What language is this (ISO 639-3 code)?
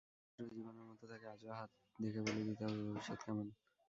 ben